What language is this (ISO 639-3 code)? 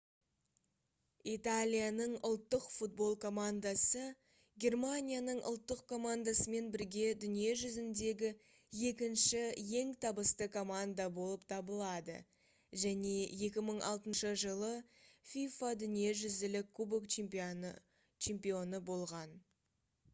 kaz